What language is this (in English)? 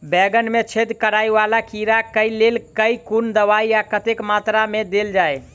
Maithili